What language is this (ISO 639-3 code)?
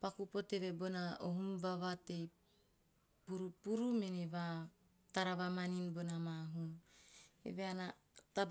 tio